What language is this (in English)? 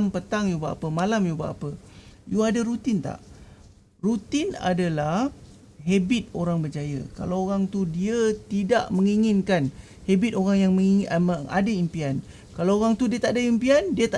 Malay